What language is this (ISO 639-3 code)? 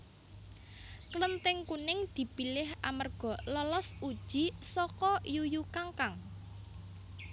jav